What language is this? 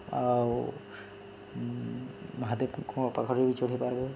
Odia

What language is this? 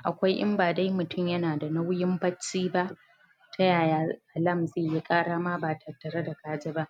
Hausa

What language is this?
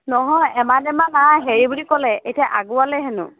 Assamese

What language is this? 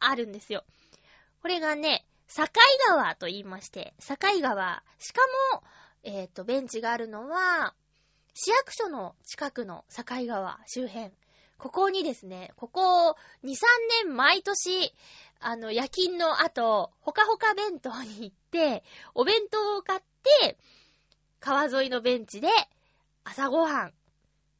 Japanese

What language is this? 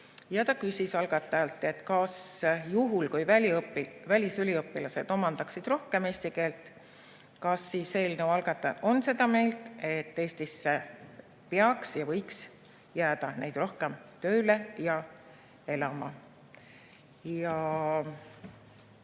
Estonian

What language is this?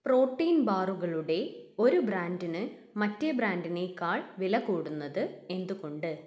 Malayalam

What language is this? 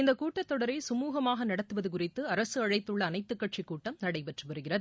Tamil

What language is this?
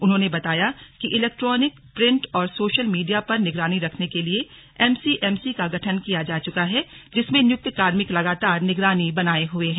Hindi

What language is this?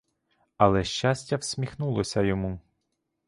Ukrainian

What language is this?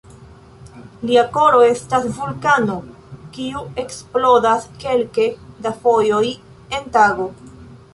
Esperanto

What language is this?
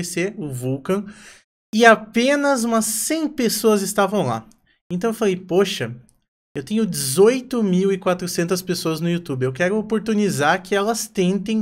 Portuguese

